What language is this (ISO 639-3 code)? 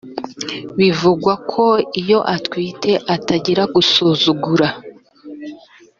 kin